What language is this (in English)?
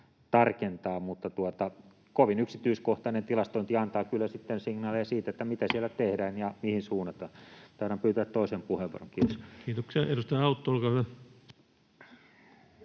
Finnish